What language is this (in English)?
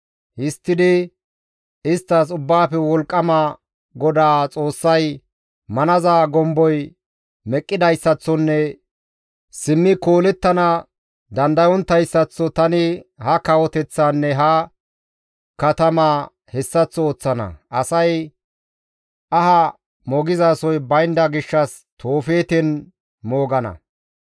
Gamo